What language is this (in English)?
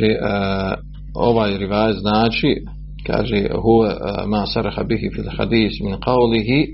Croatian